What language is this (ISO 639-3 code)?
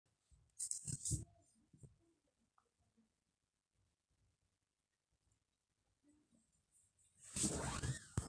mas